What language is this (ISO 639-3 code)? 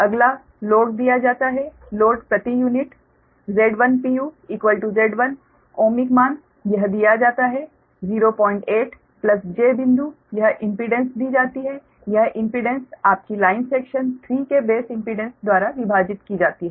hin